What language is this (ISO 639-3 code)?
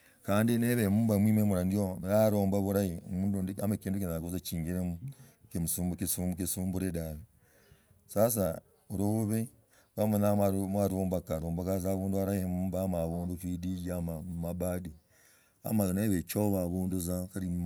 rag